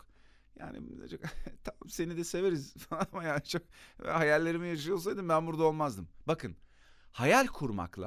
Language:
Turkish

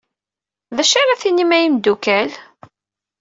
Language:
Kabyle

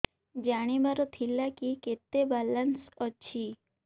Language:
Odia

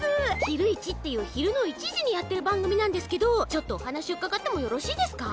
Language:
Japanese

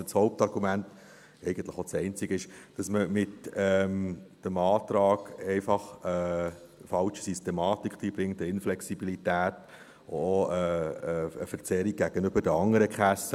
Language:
Swiss German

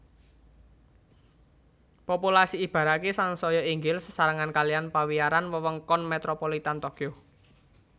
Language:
Javanese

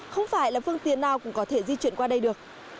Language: Vietnamese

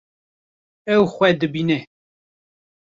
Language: Kurdish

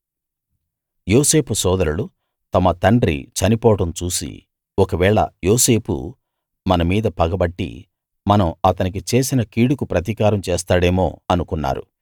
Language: Telugu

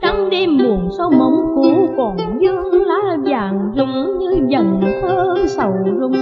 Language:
Vietnamese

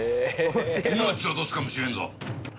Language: Japanese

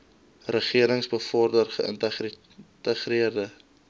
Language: Afrikaans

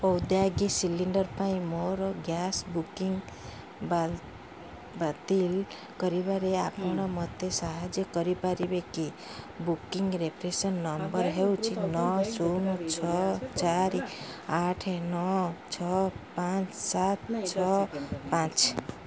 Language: Odia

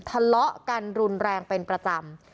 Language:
Thai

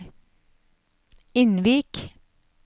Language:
Norwegian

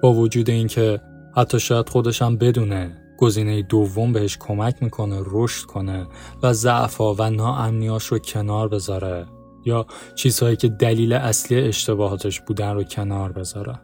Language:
Persian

